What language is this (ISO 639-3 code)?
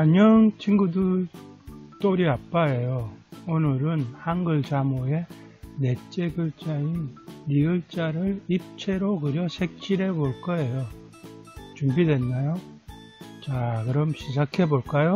kor